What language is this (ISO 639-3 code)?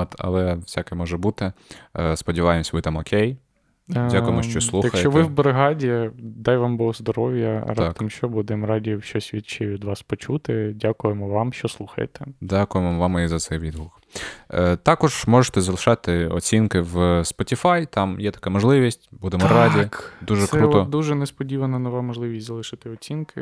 ukr